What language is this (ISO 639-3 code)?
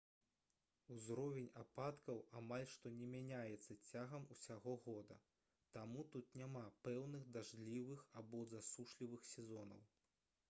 bel